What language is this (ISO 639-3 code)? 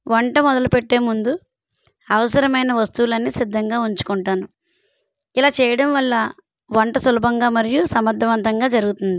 tel